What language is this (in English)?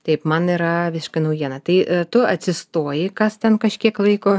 Lithuanian